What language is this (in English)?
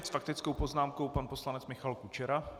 Czech